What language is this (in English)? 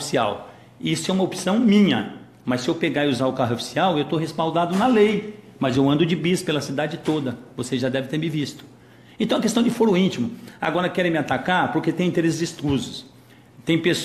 Portuguese